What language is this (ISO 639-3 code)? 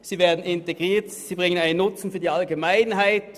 gsw